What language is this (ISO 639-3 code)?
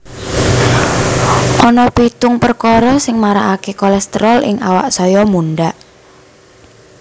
jav